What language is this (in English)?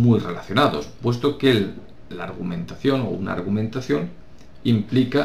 Spanish